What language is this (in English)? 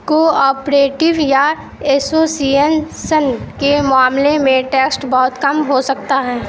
Urdu